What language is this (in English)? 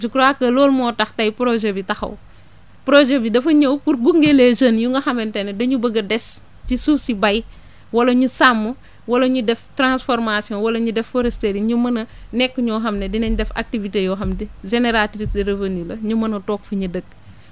Wolof